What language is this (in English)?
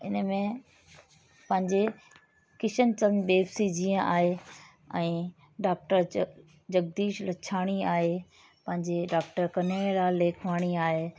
Sindhi